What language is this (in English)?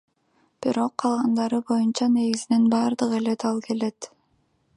Kyrgyz